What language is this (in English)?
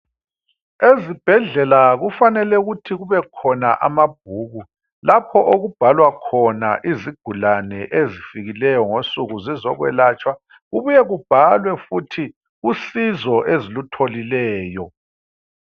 North Ndebele